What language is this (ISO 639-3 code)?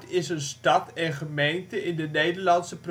nld